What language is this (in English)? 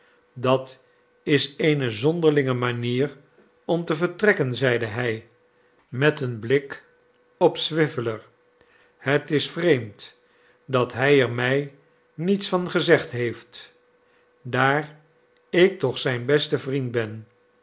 Dutch